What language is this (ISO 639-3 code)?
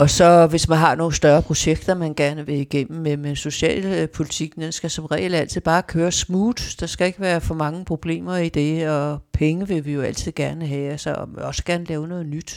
dan